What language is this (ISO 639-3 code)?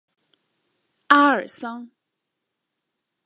zho